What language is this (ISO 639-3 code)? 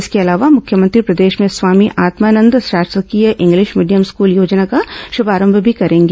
hin